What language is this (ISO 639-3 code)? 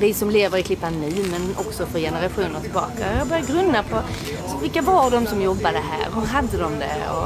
swe